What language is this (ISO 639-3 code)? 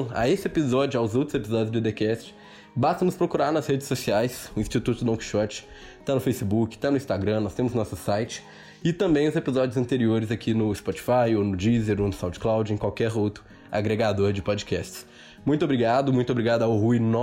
por